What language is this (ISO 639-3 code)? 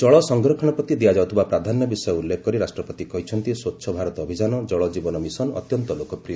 ori